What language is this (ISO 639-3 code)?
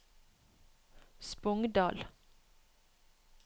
nor